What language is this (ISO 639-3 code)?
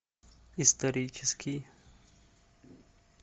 rus